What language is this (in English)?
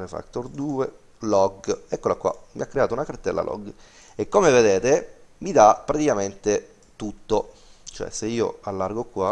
Italian